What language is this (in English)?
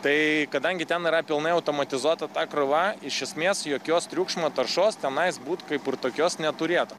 Lithuanian